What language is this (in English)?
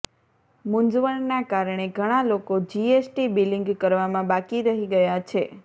Gujarati